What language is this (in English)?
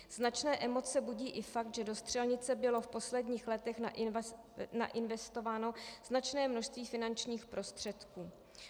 Czech